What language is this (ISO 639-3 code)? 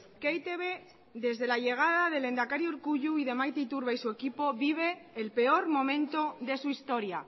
spa